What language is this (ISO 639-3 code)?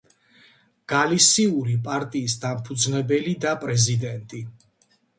kat